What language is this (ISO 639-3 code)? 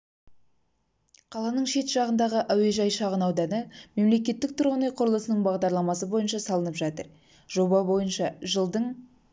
kaz